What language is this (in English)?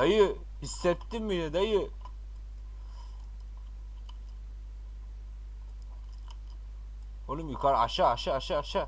Turkish